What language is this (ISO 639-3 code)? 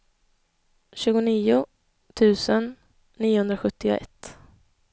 swe